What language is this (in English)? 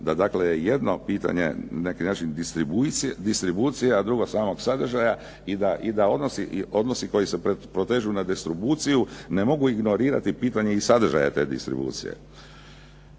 Croatian